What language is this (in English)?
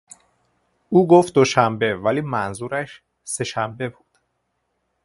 Persian